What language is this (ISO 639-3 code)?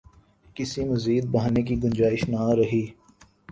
urd